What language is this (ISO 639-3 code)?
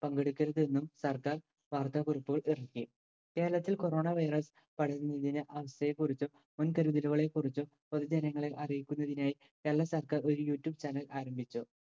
mal